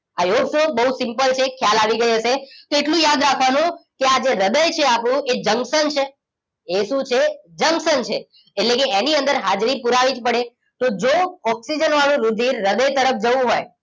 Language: Gujarati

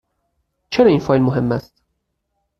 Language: Persian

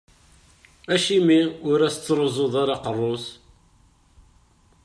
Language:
Kabyle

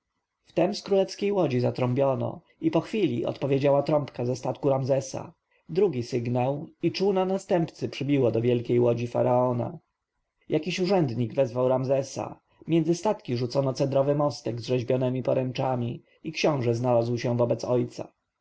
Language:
Polish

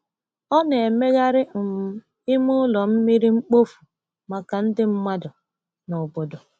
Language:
Igbo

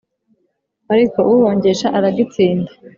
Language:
Kinyarwanda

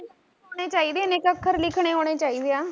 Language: Punjabi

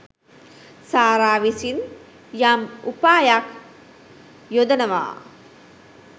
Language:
Sinhala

